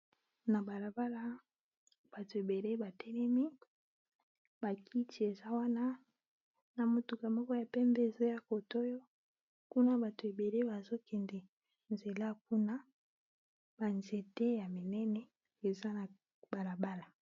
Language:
Lingala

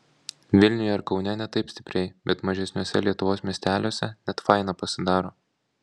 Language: Lithuanian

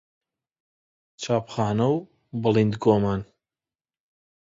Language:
Central Kurdish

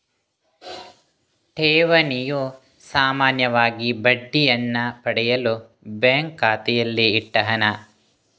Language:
Kannada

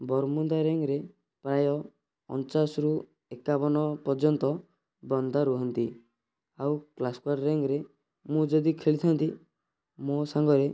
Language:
Odia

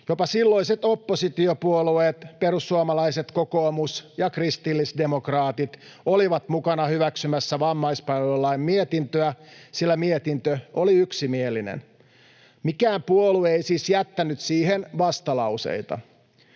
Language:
Finnish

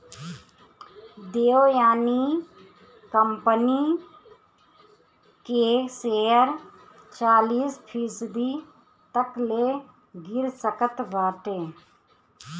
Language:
Bhojpuri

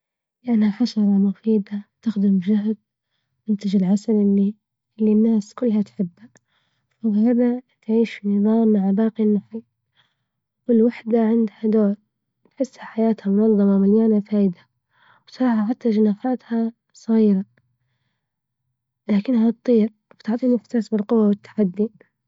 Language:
Libyan Arabic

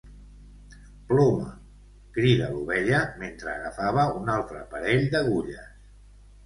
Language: Catalan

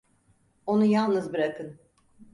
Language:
Turkish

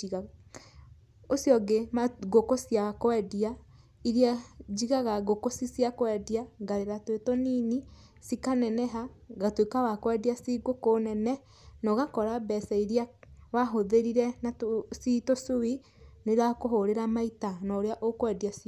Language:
Kikuyu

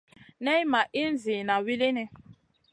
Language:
Masana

